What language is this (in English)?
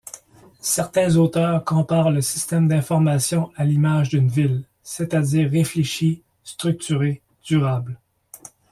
French